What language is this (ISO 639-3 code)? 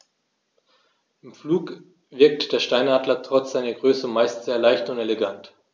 deu